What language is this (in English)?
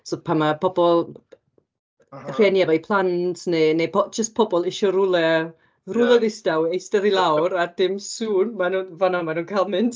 Welsh